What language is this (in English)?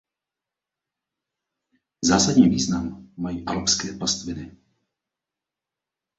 Czech